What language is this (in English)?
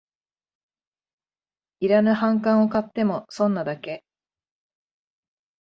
Japanese